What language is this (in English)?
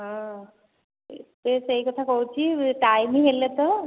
Odia